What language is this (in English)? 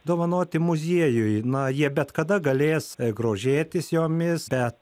Lithuanian